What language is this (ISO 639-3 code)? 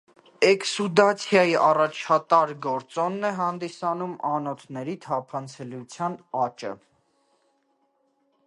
hye